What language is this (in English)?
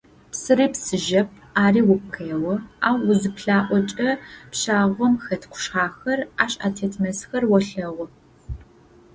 Adyghe